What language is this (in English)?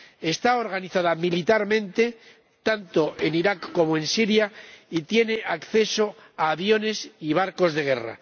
Spanish